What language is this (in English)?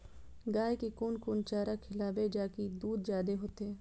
Maithili